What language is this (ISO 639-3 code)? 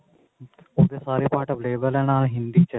pan